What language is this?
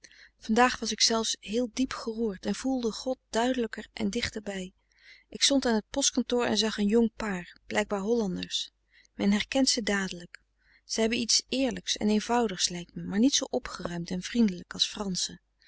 Dutch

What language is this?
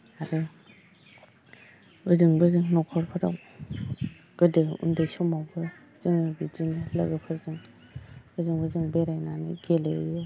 Bodo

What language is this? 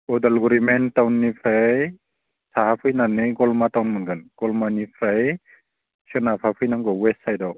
Bodo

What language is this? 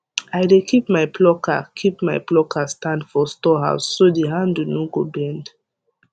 Nigerian Pidgin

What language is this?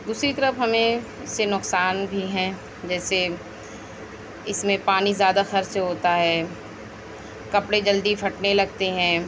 Urdu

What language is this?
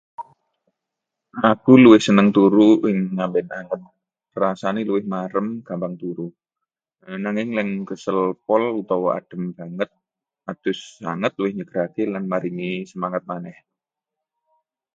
Javanese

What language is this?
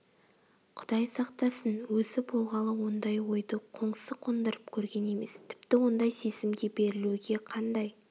Kazakh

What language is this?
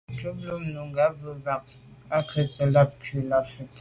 Medumba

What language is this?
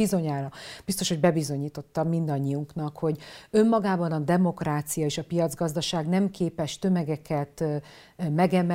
Hungarian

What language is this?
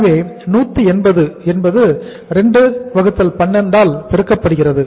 Tamil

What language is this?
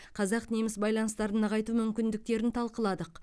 Kazakh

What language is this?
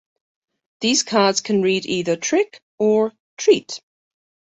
English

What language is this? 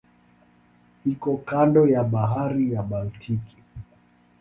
Swahili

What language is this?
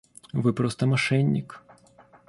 Russian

